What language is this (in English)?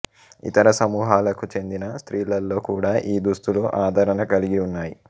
Telugu